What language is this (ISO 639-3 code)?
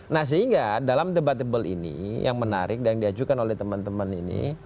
ind